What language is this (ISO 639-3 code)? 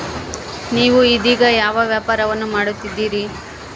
kan